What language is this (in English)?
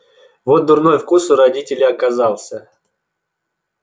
Russian